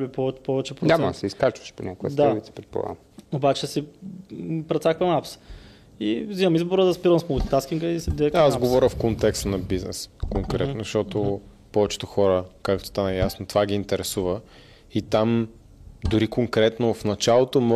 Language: Bulgarian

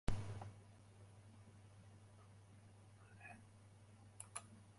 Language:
Western Frisian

